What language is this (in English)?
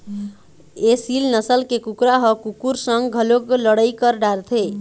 Chhattisgarhi